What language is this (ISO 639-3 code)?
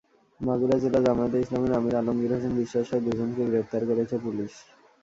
ben